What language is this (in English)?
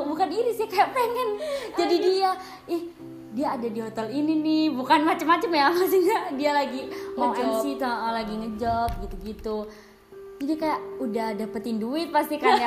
Indonesian